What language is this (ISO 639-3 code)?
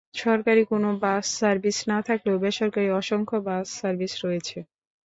ben